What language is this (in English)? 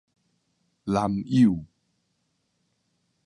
Min Nan Chinese